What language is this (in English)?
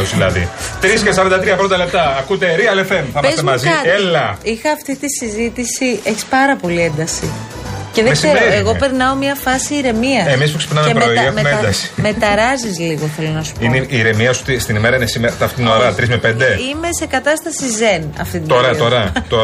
Greek